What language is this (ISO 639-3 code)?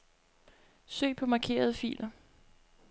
dan